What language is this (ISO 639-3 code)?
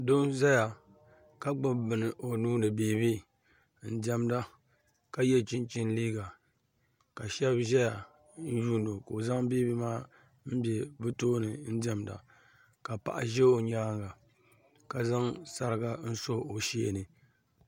dag